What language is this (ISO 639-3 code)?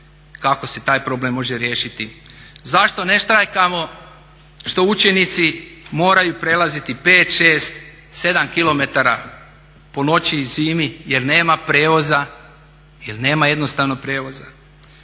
hrv